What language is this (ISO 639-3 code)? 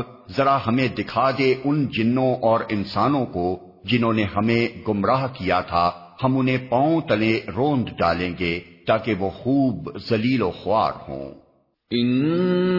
urd